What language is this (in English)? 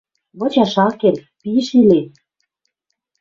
Western Mari